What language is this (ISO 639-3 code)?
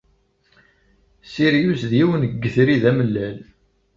kab